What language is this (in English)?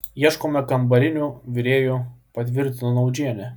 Lithuanian